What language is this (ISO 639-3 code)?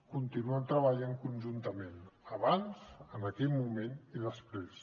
cat